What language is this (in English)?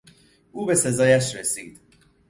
Persian